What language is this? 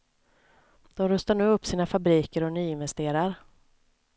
Swedish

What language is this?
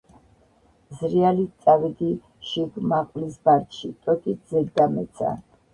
Georgian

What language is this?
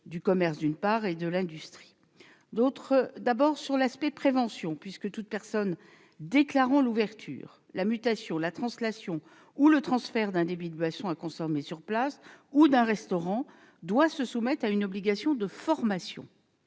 French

